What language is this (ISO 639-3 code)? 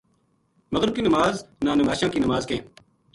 gju